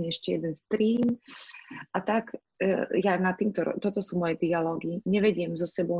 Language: Slovak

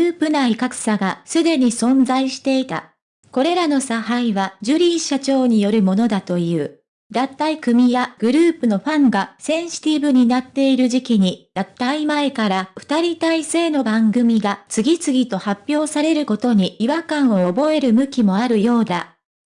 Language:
Japanese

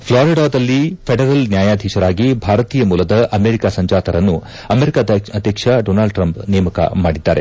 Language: Kannada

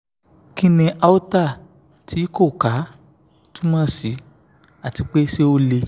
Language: Yoruba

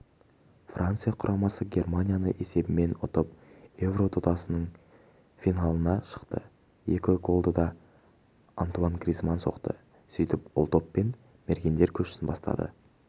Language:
Kazakh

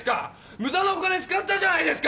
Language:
Japanese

